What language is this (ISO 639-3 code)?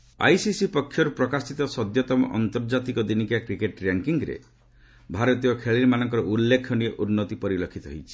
ori